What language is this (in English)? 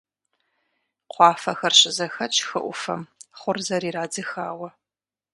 Kabardian